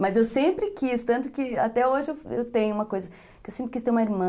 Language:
Portuguese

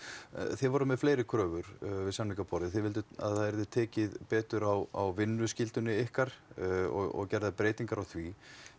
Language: Icelandic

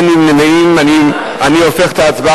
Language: Hebrew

